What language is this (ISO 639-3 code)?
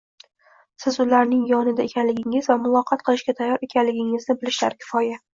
uzb